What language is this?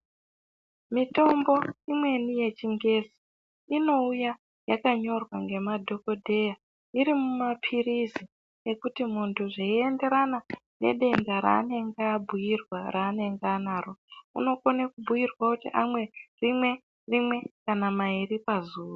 Ndau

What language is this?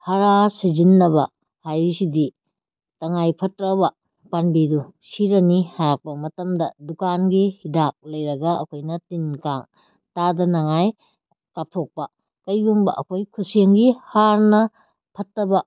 Manipuri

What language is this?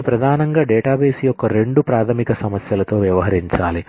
Telugu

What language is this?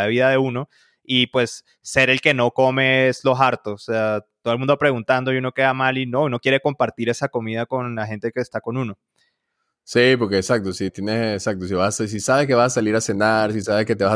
Spanish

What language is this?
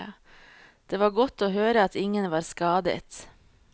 Norwegian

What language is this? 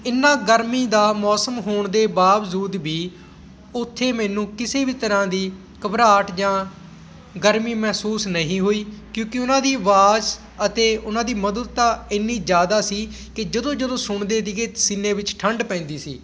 Punjabi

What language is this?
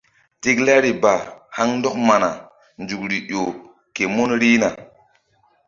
Mbum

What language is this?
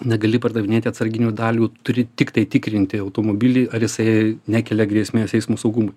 Lithuanian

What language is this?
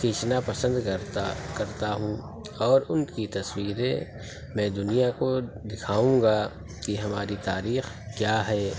Urdu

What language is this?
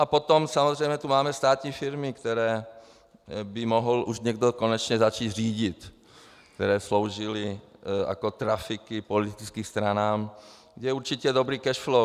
Czech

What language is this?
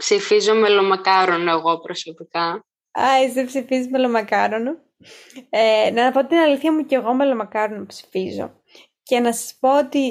Greek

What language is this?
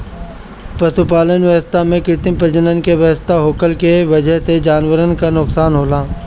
Bhojpuri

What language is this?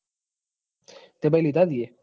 Gujarati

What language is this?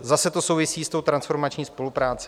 Czech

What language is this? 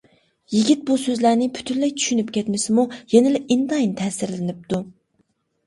Uyghur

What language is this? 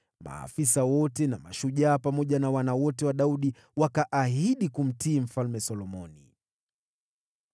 Swahili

